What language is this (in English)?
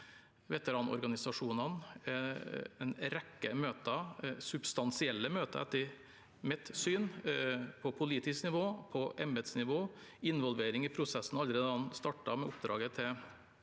Norwegian